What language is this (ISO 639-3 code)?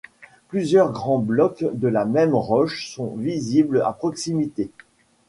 fra